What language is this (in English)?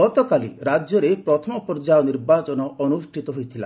Odia